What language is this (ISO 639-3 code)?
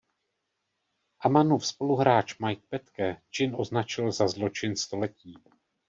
ces